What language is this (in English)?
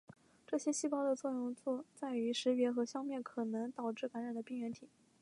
Chinese